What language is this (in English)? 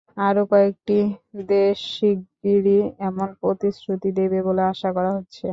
Bangla